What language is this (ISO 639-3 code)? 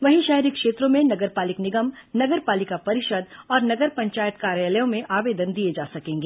hin